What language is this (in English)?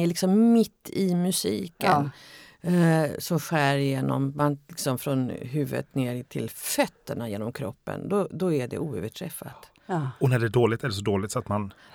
Swedish